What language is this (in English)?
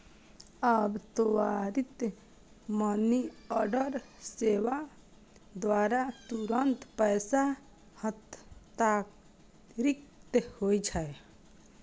Maithili